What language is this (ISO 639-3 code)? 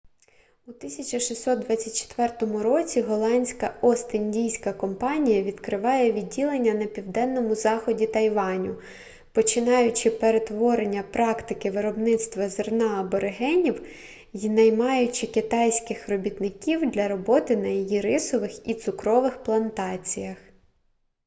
ukr